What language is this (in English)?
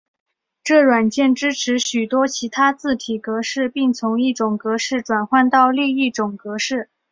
Chinese